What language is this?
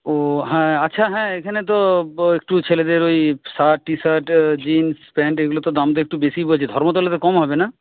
Bangla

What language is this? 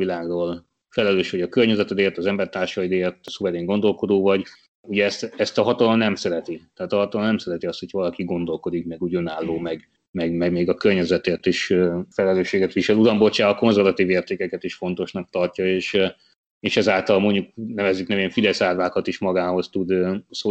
Hungarian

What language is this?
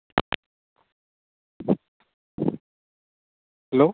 Assamese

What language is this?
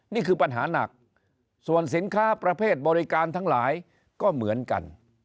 Thai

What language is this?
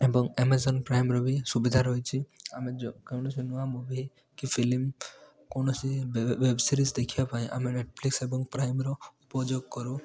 Odia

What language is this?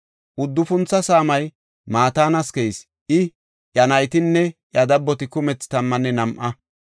Gofa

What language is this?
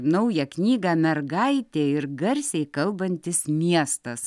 Lithuanian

